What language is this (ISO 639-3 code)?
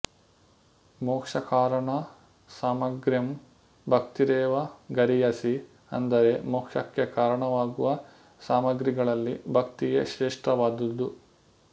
kan